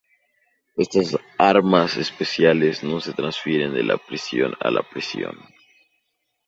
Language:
Spanish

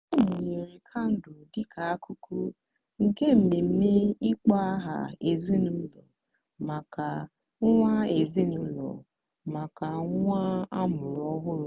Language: Igbo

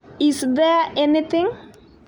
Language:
Kalenjin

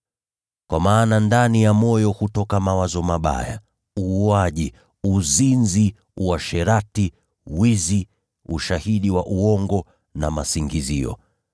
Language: Swahili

